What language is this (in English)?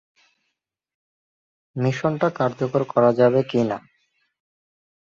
Bangla